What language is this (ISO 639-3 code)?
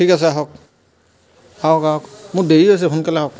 asm